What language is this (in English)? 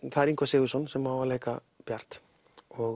Icelandic